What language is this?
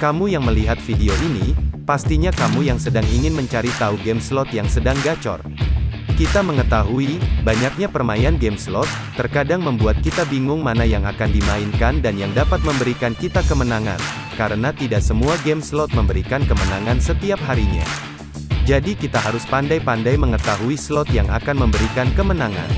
Indonesian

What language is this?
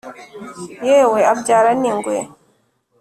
Kinyarwanda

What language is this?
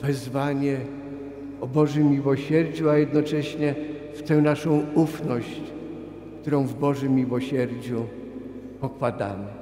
Polish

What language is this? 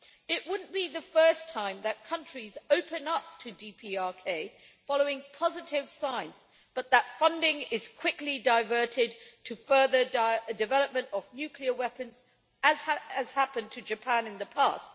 English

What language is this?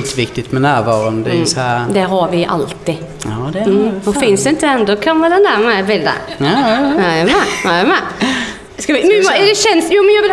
Swedish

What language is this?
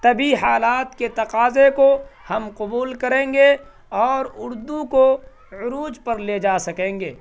Urdu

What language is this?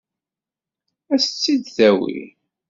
Kabyle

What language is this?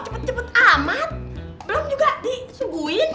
Indonesian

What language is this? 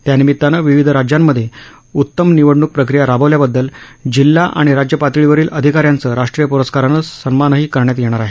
Marathi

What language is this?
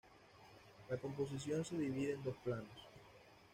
Spanish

